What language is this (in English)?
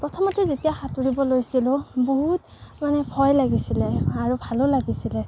Assamese